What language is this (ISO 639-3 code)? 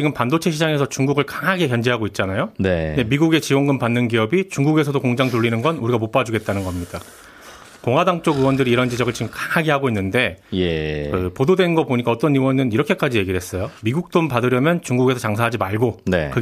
kor